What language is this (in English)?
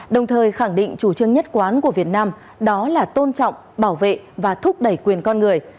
Vietnamese